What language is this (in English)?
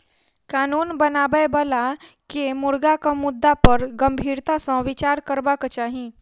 Maithili